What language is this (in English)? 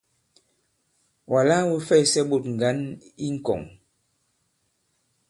Bankon